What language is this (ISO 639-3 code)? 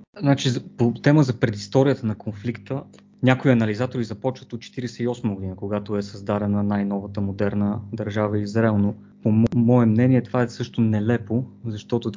bul